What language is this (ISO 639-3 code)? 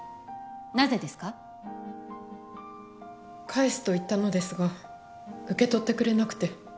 jpn